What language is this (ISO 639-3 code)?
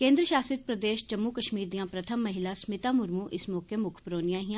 doi